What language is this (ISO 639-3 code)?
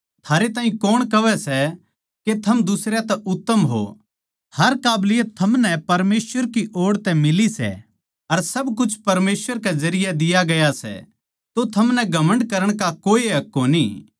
bgc